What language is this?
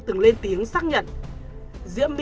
Vietnamese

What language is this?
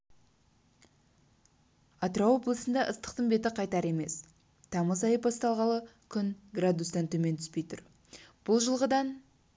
Kazakh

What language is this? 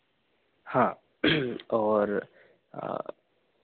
Hindi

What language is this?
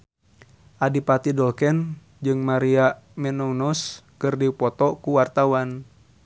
Sundanese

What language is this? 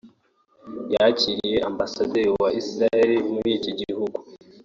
Kinyarwanda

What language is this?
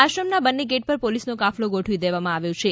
Gujarati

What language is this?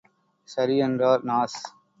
Tamil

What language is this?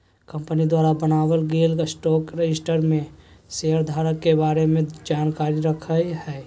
Magahi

